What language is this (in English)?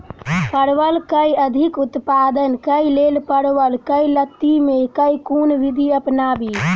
Maithili